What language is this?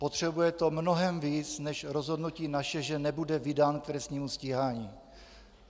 Czech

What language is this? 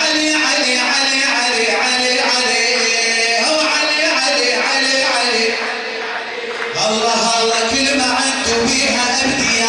Arabic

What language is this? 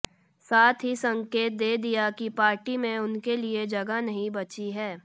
Hindi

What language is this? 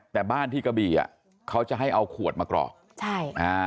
Thai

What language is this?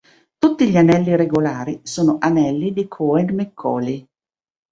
Italian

